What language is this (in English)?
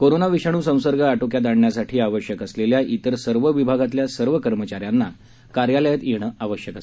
Marathi